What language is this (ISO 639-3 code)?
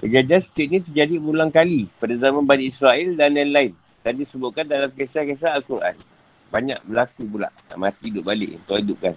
msa